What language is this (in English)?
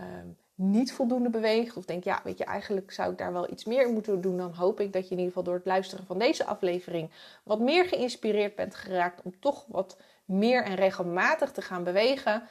Dutch